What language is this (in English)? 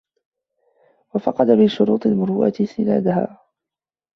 Arabic